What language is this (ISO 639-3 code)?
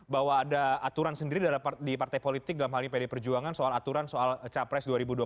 ind